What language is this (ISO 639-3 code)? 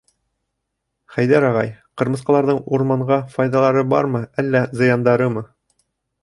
bak